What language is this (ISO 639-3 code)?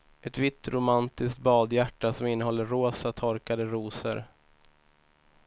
swe